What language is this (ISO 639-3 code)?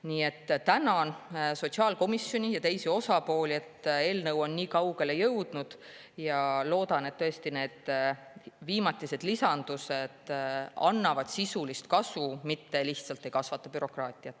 est